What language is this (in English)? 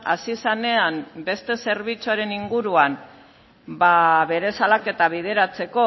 Basque